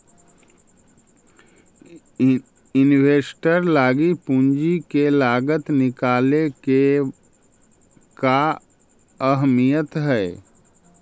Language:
Magahi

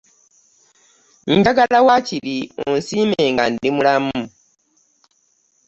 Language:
Ganda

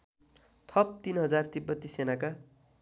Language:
Nepali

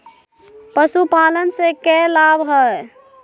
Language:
Magahi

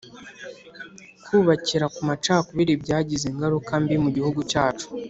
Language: Kinyarwanda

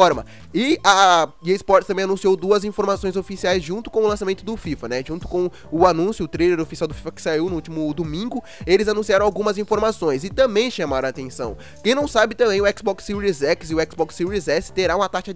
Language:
Portuguese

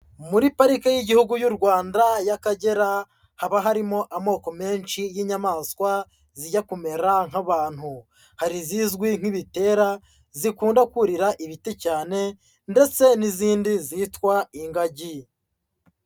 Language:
Kinyarwanda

